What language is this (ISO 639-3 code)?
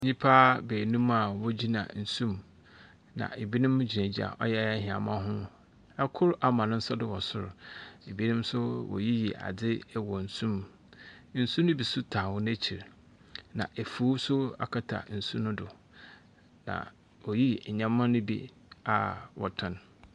aka